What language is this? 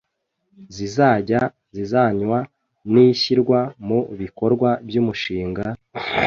Kinyarwanda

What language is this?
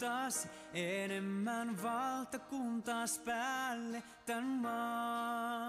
Finnish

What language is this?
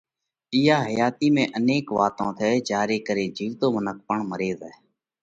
Parkari Koli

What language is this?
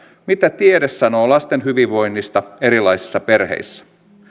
Finnish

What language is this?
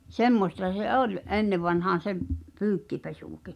Finnish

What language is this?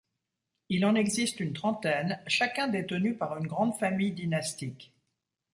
French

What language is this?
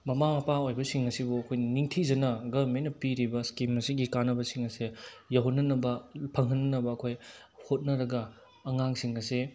Manipuri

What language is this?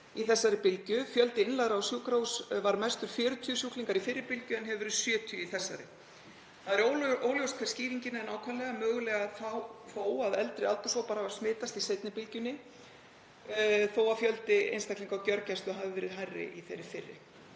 Icelandic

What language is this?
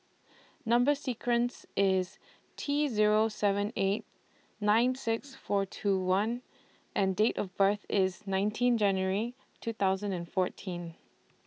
English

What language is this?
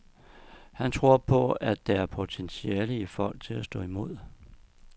Danish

